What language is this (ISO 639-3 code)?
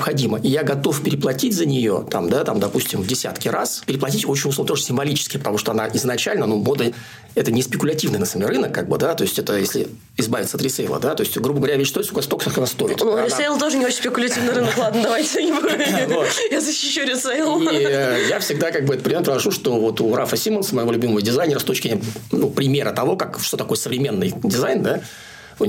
rus